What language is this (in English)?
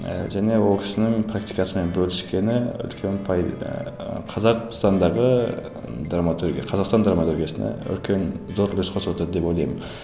Kazakh